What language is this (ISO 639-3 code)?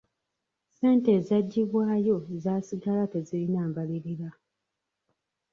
lug